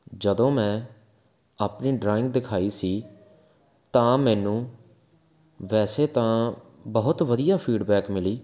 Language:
Punjabi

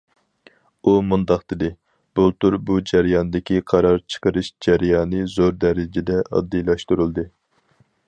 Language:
Uyghur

